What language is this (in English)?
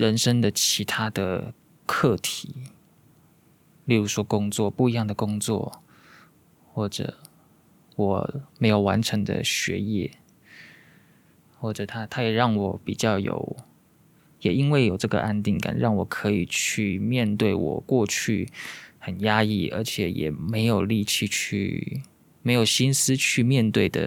Chinese